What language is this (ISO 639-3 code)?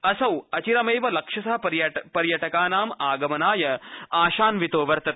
san